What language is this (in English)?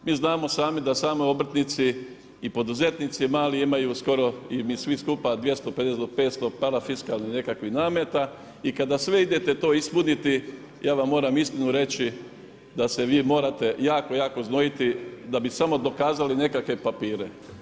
Croatian